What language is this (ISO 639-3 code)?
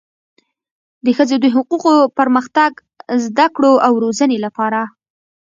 pus